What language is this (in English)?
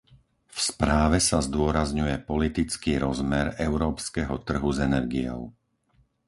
Slovak